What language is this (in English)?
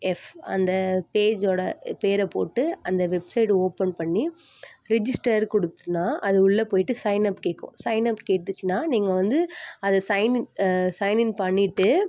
Tamil